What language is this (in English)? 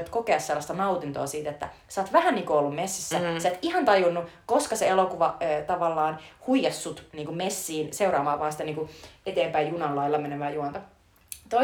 Finnish